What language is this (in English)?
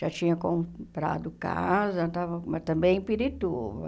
Portuguese